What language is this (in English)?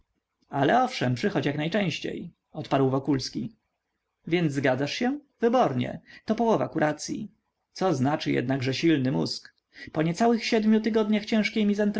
Polish